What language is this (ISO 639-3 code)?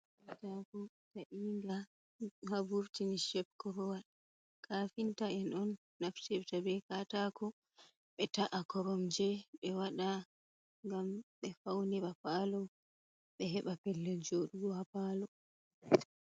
ful